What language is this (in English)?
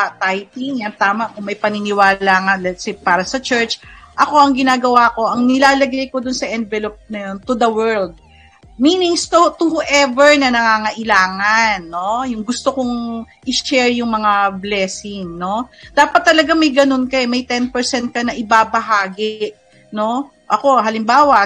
Filipino